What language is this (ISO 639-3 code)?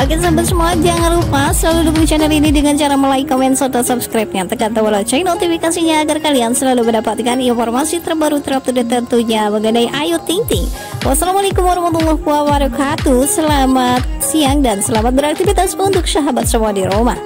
ind